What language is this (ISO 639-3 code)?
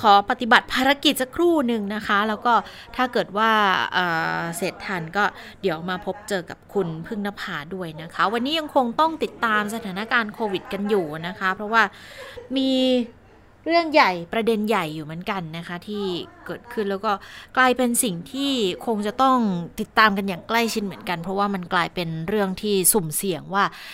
tha